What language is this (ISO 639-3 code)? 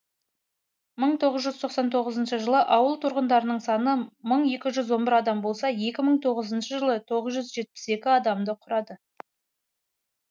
kaz